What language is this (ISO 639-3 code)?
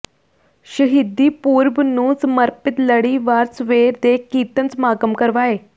pan